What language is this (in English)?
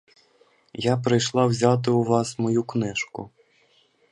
Ukrainian